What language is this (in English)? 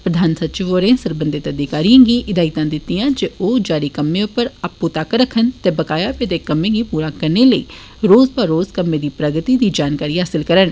Dogri